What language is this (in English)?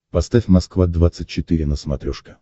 Russian